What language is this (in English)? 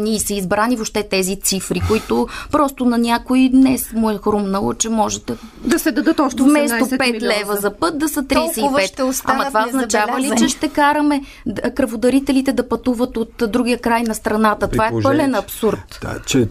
Bulgarian